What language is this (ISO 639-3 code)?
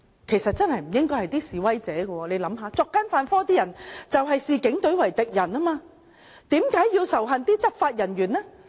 yue